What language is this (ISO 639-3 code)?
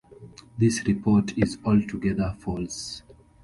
eng